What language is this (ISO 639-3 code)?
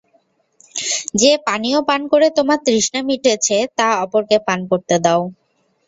ben